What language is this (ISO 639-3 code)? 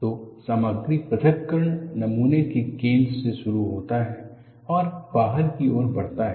hin